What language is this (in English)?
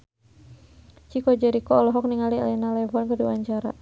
Sundanese